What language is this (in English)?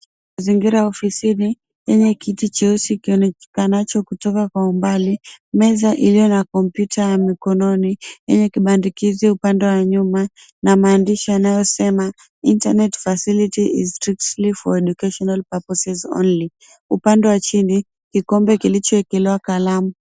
Swahili